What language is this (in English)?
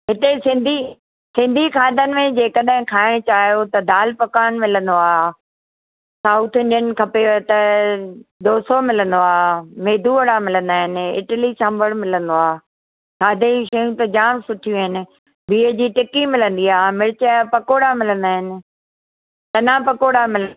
Sindhi